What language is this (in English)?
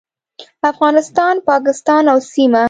Pashto